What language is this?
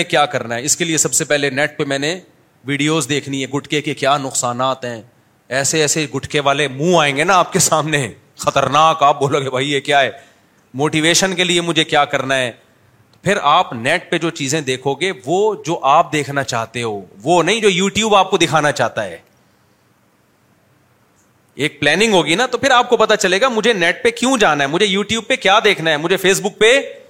Urdu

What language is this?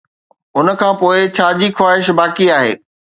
Sindhi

